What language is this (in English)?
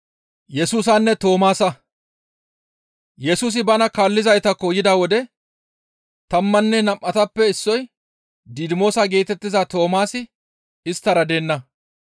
Gamo